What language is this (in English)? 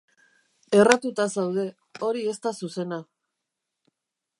Basque